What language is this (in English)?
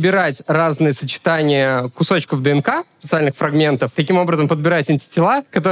Russian